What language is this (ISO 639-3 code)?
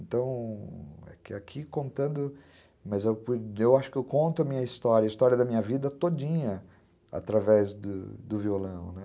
por